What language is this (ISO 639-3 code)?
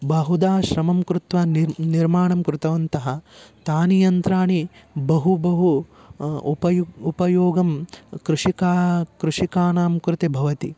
san